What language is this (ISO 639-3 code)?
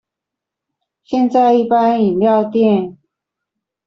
zho